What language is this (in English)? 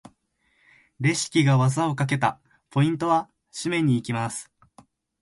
Japanese